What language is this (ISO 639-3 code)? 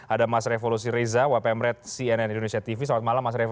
ind